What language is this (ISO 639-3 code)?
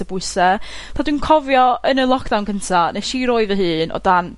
cym